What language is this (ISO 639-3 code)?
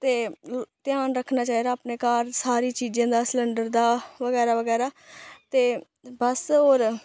doi